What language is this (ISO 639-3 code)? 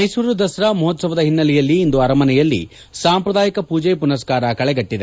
kan